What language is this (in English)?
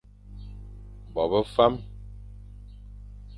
Fang